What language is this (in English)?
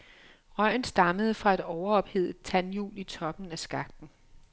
Danish